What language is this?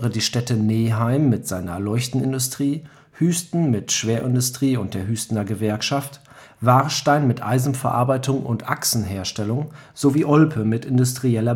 German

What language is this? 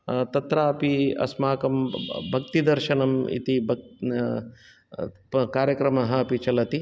Sanskrit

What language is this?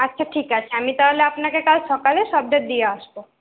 Bangla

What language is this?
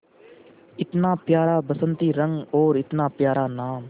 Hindi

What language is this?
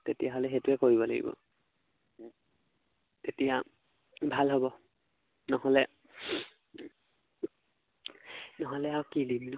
Assamese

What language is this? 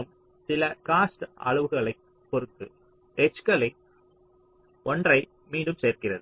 Tamil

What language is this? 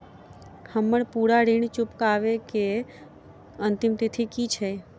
Maithili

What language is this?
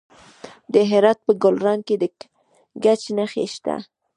Pashto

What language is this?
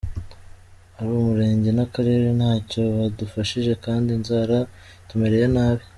Kinyarwanda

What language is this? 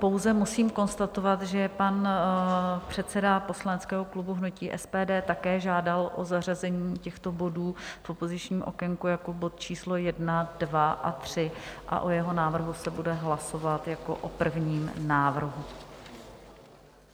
Czech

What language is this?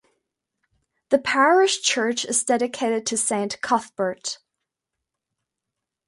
English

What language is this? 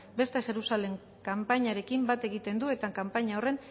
Basque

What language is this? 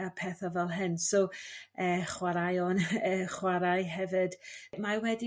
Welsh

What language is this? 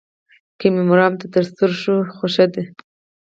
Pashto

